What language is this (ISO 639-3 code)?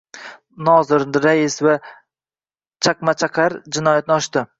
uzb